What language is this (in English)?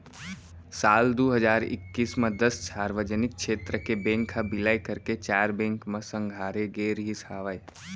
Chhattisgarhi